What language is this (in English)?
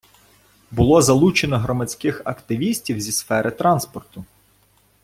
Ukrainian